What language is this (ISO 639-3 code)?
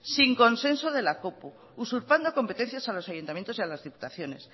spa